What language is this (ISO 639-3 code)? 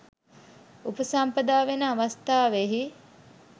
sin